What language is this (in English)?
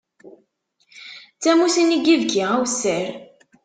Kabyle